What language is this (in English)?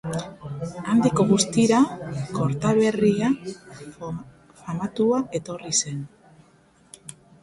Basque